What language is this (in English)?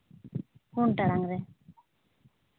Santali